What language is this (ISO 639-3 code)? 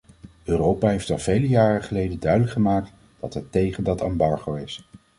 nld